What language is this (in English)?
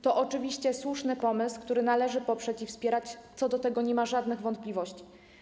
Polish